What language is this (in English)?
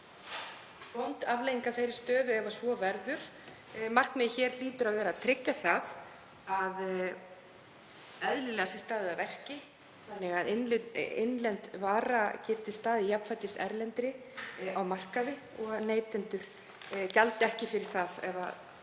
Icelandic